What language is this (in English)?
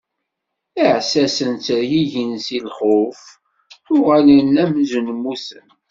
Kabyle